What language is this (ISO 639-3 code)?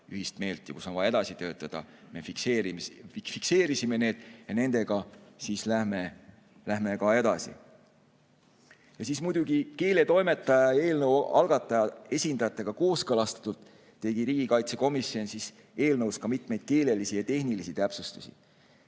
est